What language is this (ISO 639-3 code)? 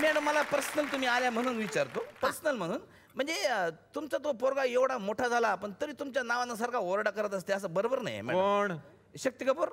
mar